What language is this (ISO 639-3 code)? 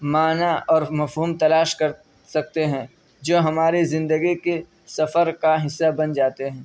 urd